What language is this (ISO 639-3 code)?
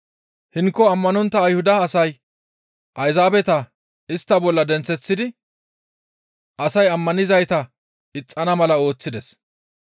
gmv